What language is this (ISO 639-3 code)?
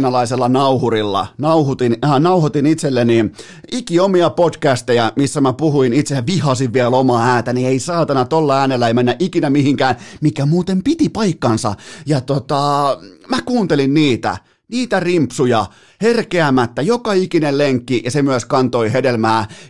fin